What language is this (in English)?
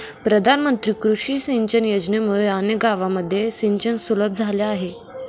Marathi